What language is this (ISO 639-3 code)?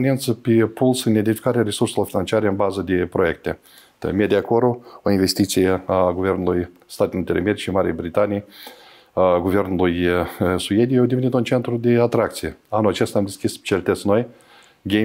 ron